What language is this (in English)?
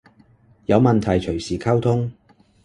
Cantonese